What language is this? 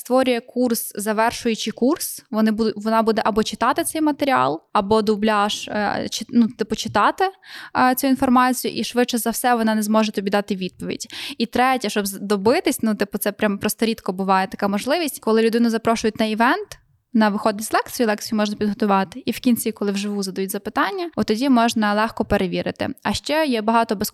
Ukrainian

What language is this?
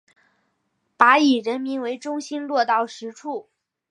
Chinese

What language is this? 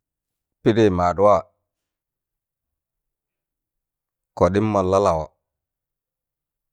Tangale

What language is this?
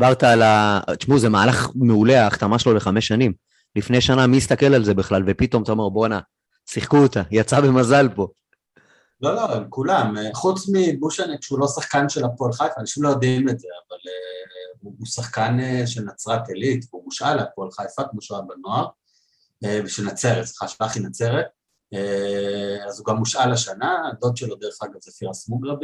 Hebrew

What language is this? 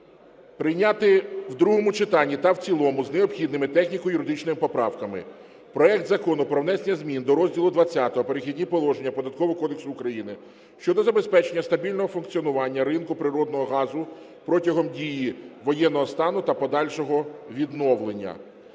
Ukrainian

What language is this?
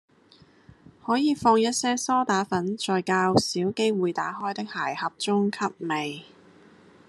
Cantonese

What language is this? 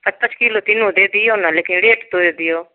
Maithili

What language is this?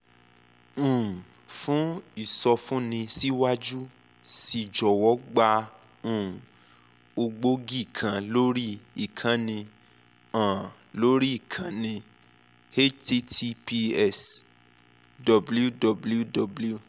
Yoruba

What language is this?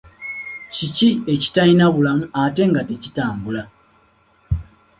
Ganda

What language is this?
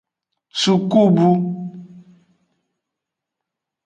Aja (Benin)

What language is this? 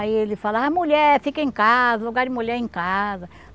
Portuguese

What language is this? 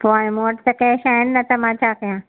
Sindhi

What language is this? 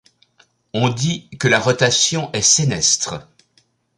French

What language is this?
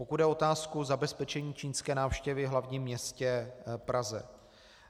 Czech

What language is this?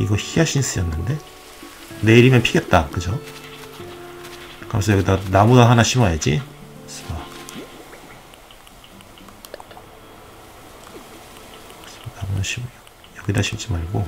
Korean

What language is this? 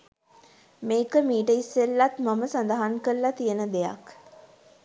Sinhala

